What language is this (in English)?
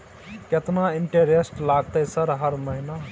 Maithili